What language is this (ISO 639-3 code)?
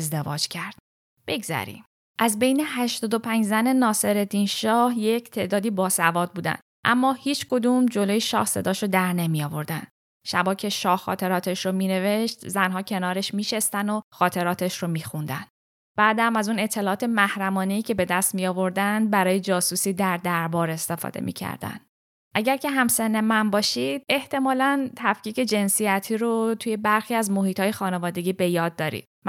fas